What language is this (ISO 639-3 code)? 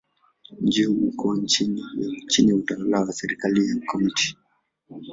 swa